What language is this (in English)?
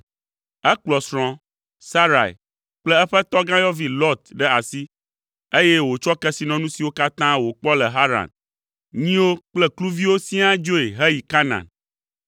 Ewe